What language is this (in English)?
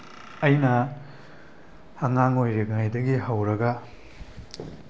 Manipuri